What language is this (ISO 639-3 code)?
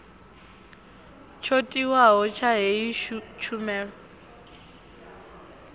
ven